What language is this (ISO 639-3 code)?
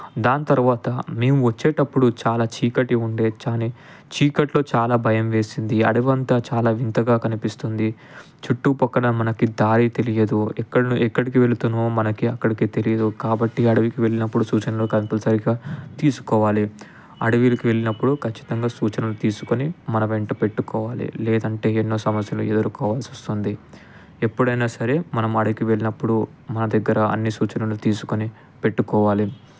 tel